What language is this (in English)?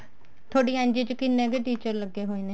Punjabi